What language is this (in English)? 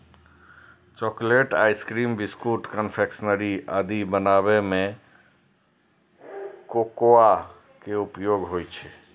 Maithili